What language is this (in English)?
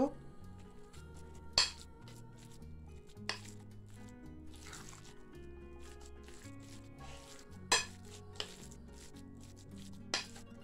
Turkish